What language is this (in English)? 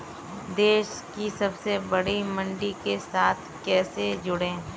Hindi